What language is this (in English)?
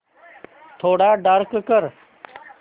Marathi